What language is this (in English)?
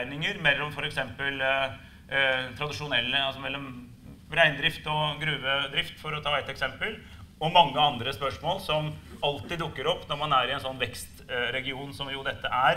Norwegian